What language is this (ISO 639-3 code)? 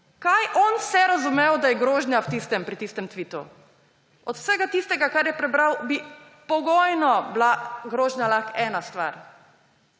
slv